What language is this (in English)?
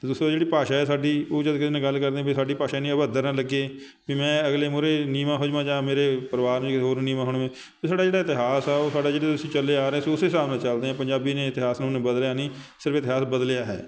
Punjabi